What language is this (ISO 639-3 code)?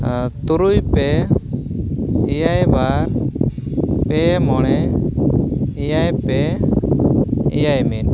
sat